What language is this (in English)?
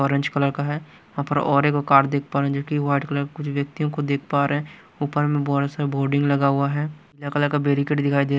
Hindi